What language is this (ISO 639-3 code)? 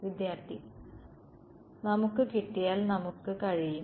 mal